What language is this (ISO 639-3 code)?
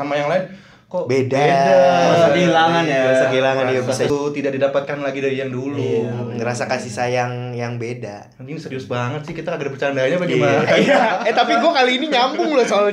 ind